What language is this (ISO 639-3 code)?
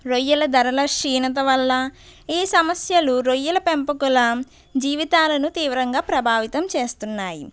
tel